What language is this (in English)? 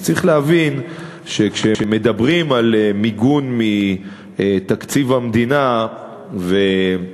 Hebrew